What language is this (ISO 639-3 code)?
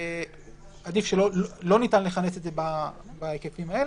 heb